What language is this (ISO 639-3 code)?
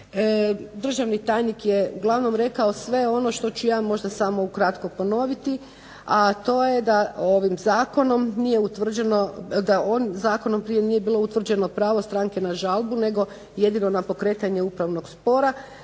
hrv